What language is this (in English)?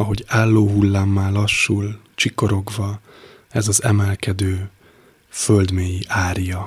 Hungarian